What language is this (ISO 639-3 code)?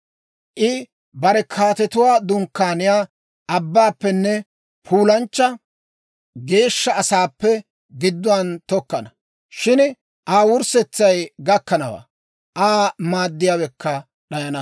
dwr